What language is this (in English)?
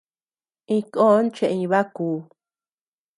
Tepeuxila Cuicatec